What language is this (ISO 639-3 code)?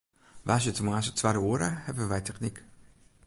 fry